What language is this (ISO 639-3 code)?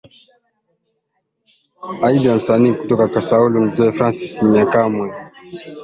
swa